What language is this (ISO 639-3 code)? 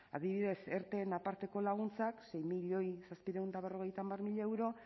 eus